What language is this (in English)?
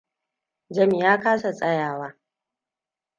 Hausa